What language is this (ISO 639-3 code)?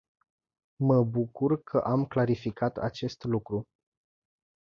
ron